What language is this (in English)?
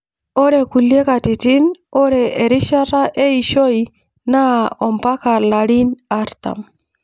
Masai